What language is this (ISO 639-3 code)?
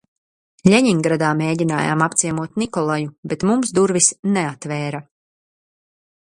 lav